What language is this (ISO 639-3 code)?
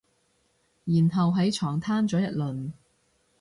yue